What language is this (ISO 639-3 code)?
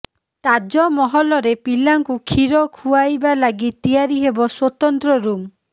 ori